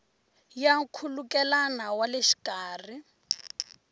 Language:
Tsonga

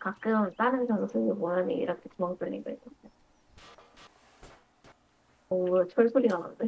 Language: Korean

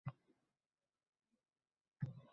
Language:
Uzbek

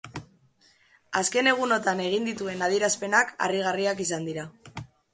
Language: Basque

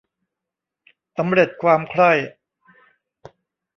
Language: Thai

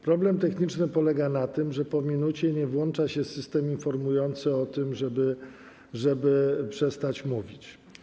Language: Polish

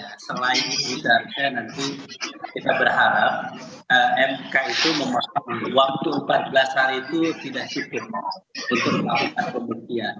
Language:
Indonesian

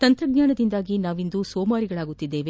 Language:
Kannada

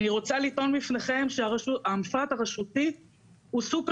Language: Hebrew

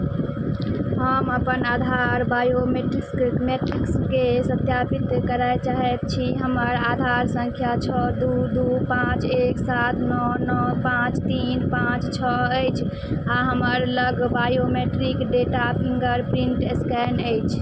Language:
Maithili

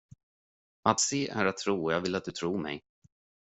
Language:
Swedish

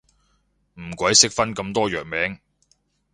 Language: Cantonese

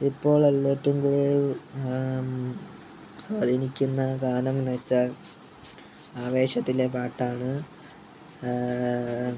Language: Malayalam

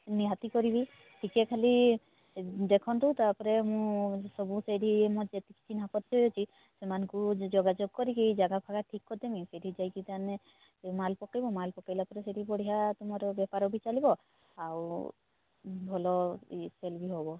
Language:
Odia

